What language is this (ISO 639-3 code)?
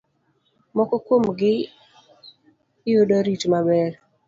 luo